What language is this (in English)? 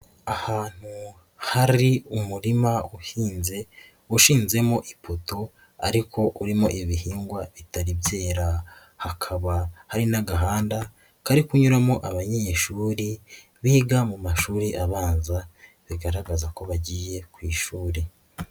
Kinyarwanda